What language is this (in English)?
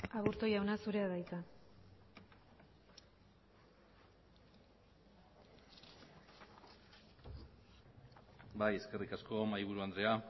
Basque